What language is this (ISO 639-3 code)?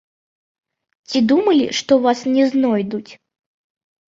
bel